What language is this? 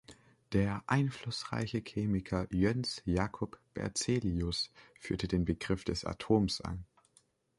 German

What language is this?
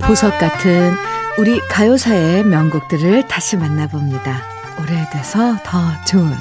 Korean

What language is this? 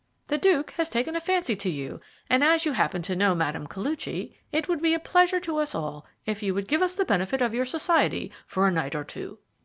English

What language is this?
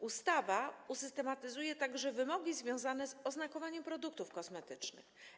Polish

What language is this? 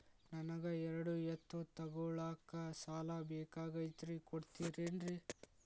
Kannada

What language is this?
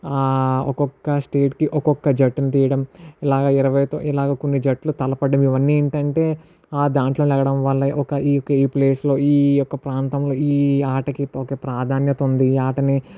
Telugu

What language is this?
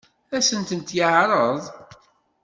Kabyle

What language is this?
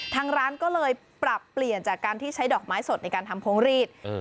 Thai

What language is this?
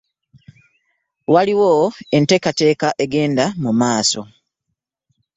Ganda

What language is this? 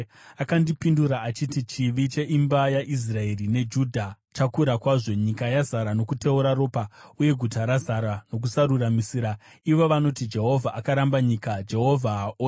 Shona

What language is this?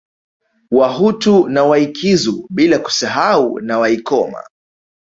Swahili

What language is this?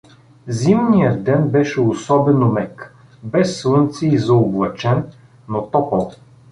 Bulgarian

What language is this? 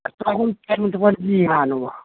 Bangla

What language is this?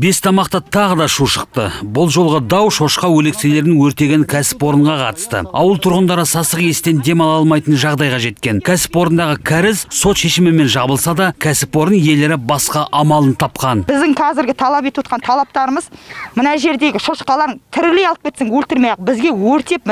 Russian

